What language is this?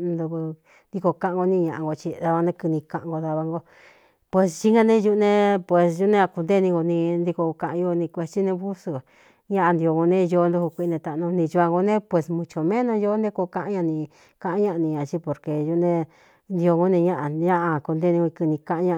Cuyamecalco Mixtec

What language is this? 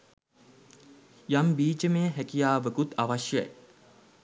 Sinhala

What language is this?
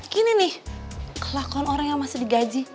Indonesian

